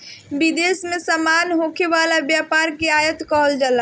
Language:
Bhojpuri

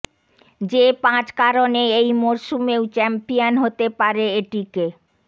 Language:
Bangla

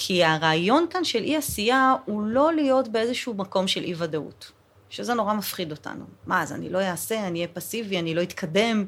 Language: Hebrew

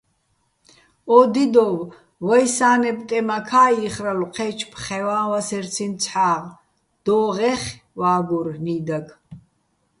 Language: Bats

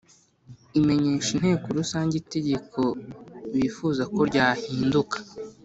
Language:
Kinyarwanda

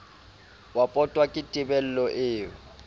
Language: Southern Sotho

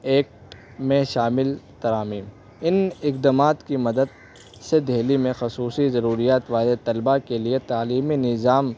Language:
Urdu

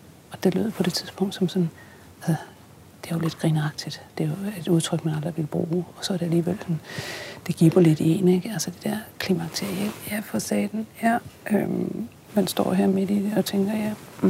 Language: Danish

